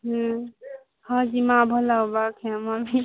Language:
Odia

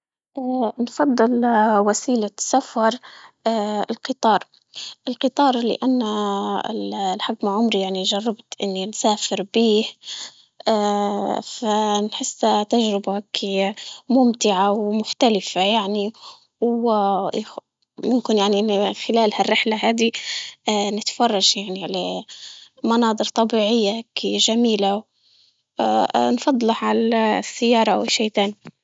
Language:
Libyan Arabic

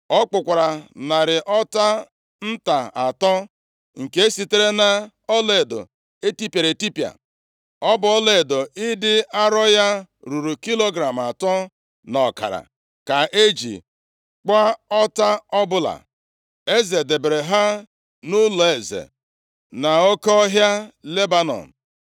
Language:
Igbo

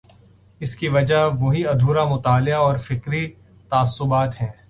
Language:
Urdu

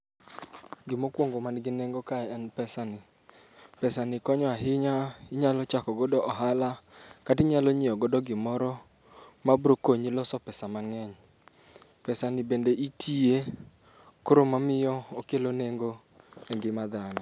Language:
Luo (Kenya and Tanzania)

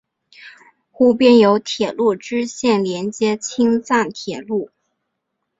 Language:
Chinese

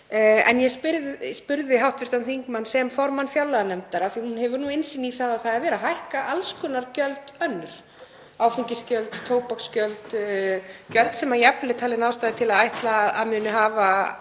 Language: Icelandic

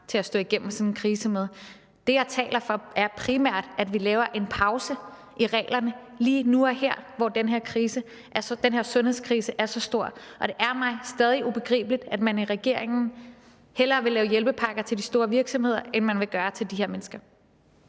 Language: Danish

